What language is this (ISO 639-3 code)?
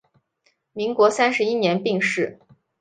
zho